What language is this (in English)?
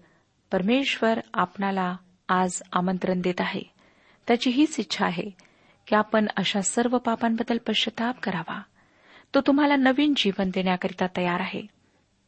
Marathi